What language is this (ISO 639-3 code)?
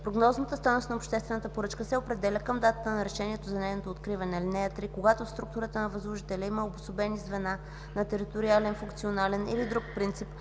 bul